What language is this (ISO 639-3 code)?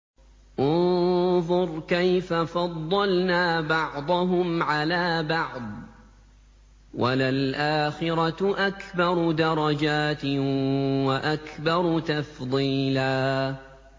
ara